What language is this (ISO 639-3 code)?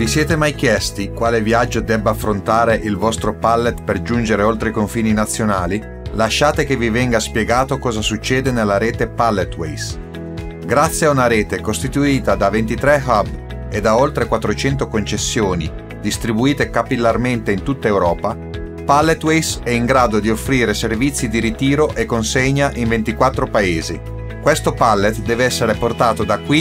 ita